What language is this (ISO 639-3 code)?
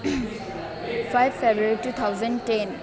nep